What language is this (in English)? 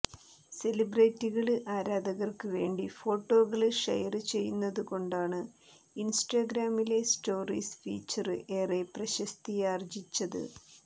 Malayalam